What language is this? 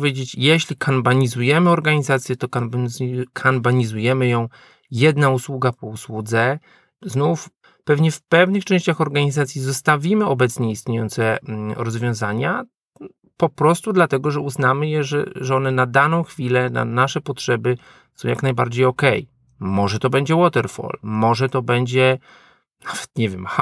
Polish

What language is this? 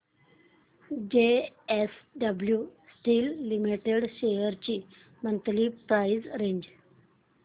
Marathi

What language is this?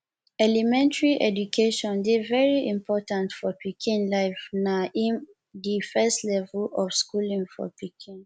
Nigerian Pidgin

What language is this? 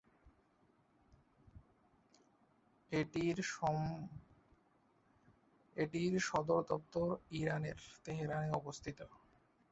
Bangla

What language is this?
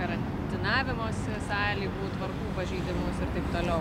Lithuanian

